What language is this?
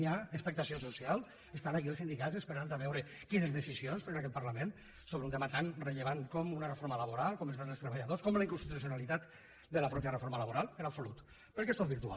Catalan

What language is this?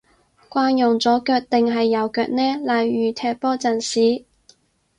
Cantonese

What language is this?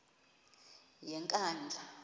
Xhosa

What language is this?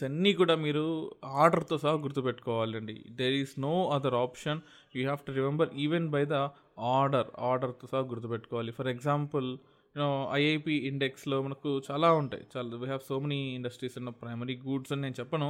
Telugu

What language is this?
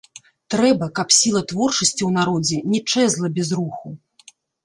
Belarusian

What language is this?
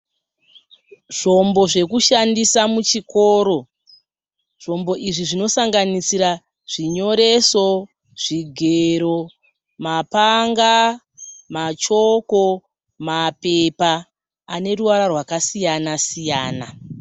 Shona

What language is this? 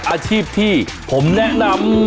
Thai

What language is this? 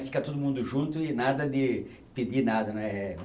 Portuguese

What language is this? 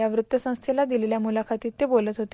Marathi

